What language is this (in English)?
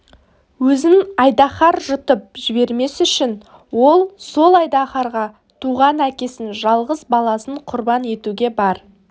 Kazakh